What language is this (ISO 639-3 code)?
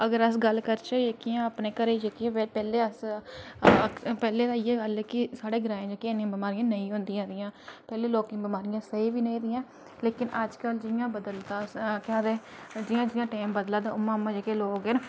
doi